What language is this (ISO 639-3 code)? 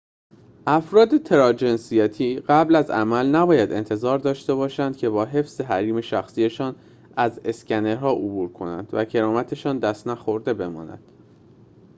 fas